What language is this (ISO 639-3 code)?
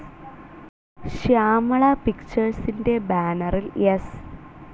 mal